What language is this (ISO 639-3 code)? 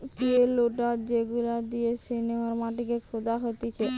ben